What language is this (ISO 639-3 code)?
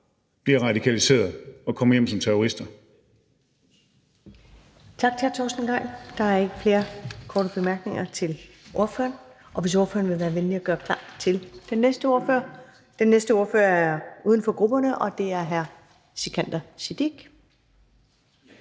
dan